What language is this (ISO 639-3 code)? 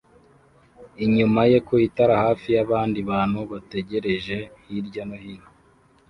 kin